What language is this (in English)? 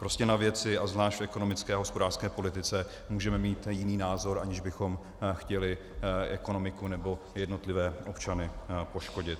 Czech